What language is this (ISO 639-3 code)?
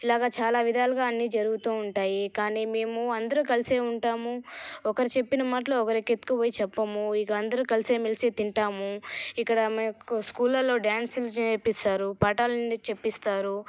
tel